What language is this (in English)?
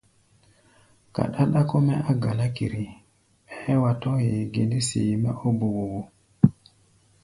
Gbaya